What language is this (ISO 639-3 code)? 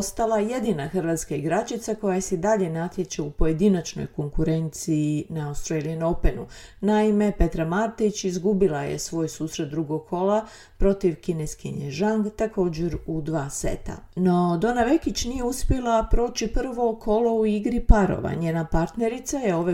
hrv